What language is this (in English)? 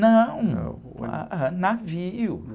Portuguese